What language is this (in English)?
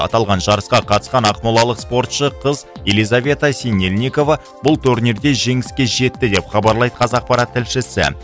Kazakh